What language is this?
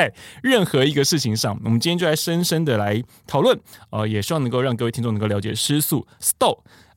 Chinese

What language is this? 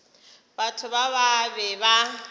Northern Sotho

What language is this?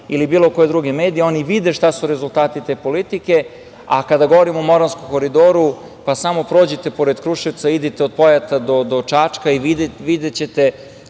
Serbian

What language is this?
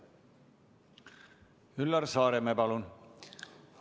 Estonian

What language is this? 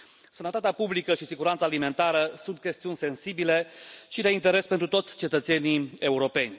Romanian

